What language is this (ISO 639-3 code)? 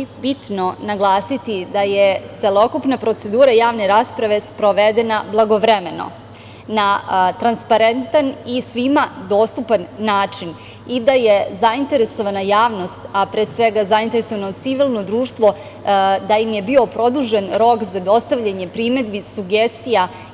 srp